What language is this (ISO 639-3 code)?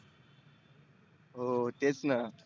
mar